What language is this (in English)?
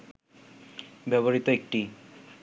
Bangla